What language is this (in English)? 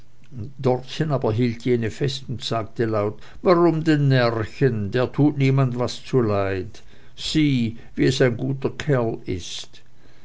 German